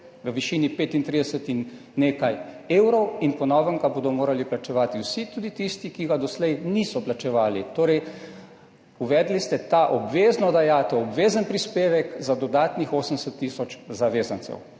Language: Slovenian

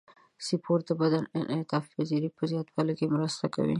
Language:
Pashto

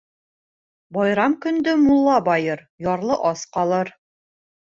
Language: Bashkir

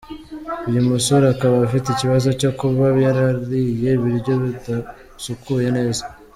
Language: Kinyarwanda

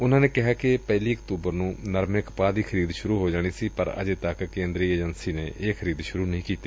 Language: Punjabi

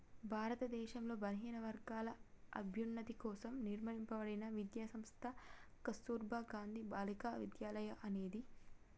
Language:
Telugu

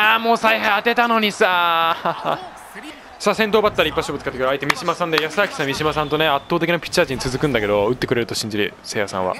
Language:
Japanese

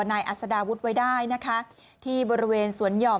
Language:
Thai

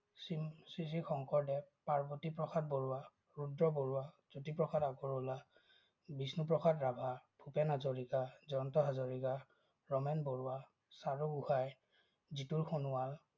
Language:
Assamese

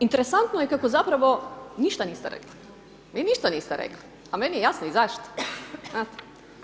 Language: Croatian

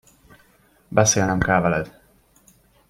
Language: Hungarian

